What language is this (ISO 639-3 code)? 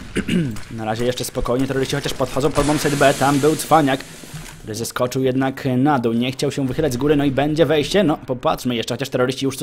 pol